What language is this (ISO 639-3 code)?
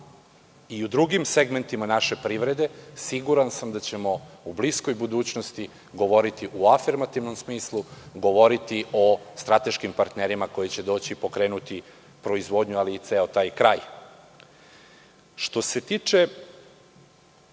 srp